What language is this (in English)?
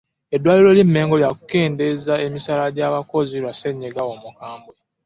Ganda